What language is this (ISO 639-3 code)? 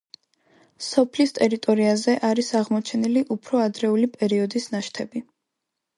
kat